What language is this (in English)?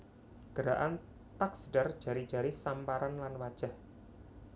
Javanese